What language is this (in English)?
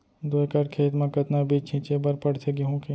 Chhattisgarhi